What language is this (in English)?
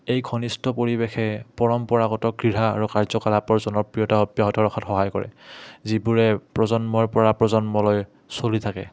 Assamese